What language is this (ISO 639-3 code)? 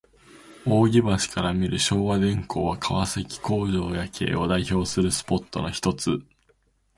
jpn